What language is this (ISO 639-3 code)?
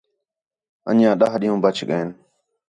xhe